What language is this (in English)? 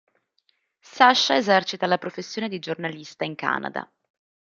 Italian